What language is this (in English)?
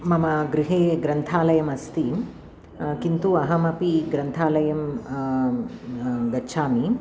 Sanskrit